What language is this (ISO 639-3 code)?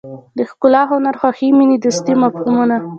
pus